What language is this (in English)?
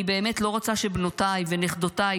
Hebrew